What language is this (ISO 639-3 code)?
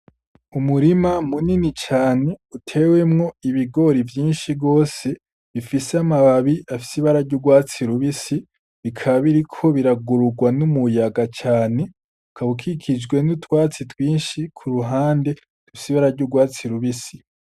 run